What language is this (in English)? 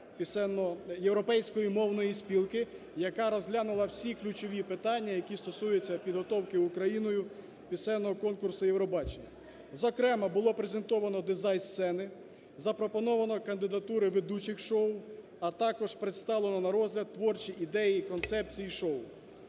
Ukrainian